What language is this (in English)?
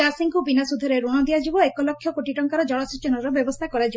Odia